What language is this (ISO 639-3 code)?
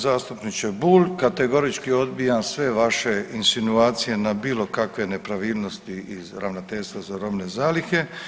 hrv